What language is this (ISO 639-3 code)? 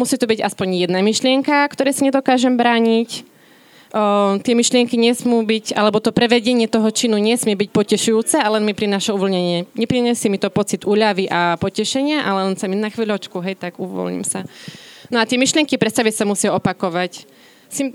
slk